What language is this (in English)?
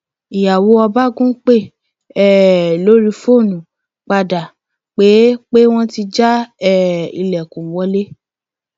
Yoruba